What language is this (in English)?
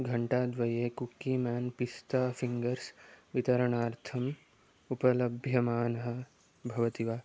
Sanskrit